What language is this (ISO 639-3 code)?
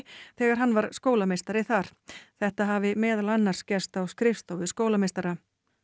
isl